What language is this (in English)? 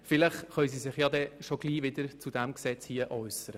Swiss German